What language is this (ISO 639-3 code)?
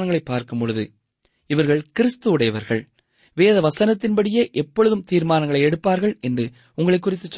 tam